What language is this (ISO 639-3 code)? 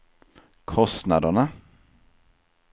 swe